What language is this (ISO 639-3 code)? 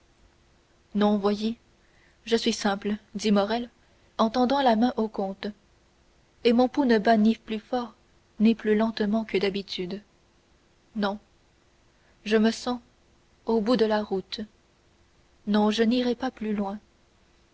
fra